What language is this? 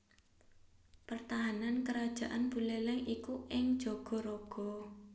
Javanese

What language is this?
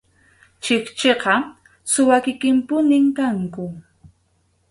Arequipa-La Unión Quechua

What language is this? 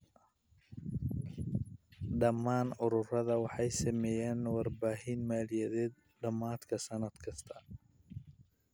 Somali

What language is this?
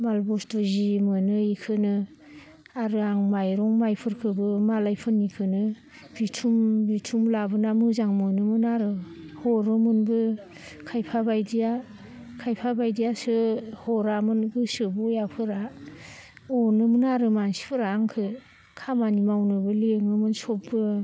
Bodo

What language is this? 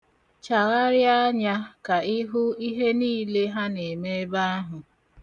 Igbo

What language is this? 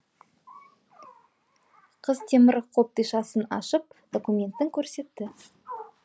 Kazakh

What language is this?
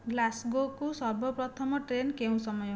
Odia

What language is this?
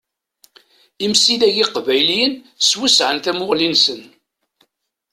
Kabyle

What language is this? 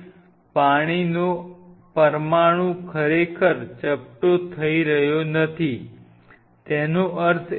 Gujarati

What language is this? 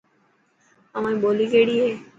Dhatki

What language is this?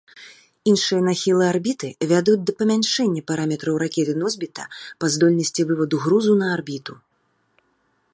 Belarusian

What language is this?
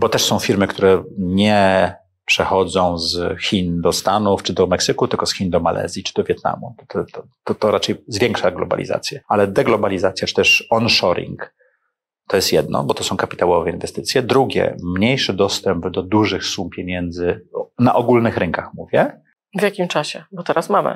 Polish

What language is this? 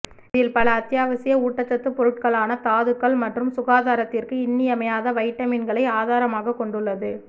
Tamil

